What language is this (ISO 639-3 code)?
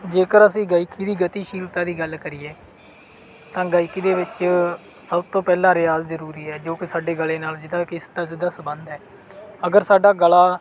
pan